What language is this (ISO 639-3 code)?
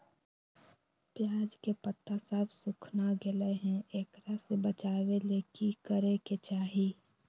mag